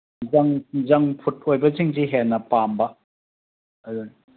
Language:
Manipuri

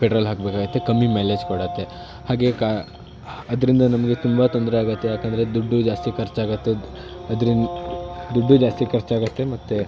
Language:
Kannada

